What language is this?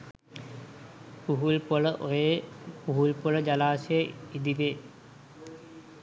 Sinhala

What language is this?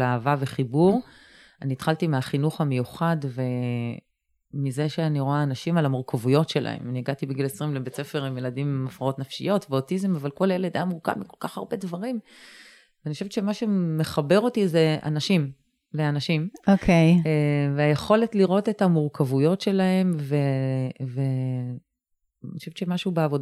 Hebrew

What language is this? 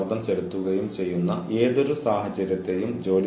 Malayalam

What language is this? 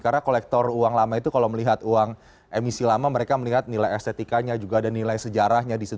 Indonesian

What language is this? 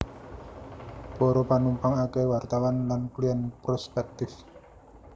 Javanese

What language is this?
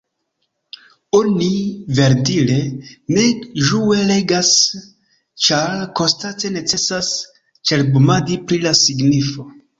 Esperanto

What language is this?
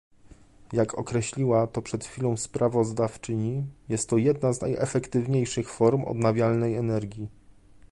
Polish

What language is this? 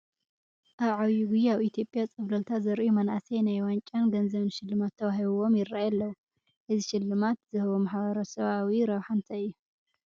Tigrinya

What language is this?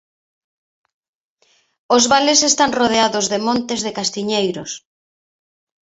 Galician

